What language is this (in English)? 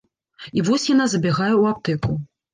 Belarusian